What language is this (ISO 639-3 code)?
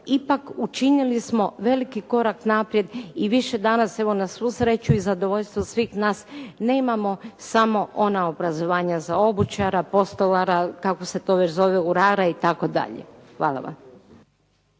hrv